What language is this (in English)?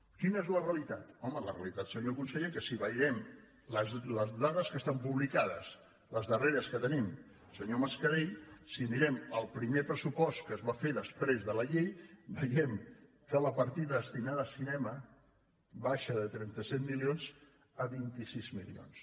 Catalan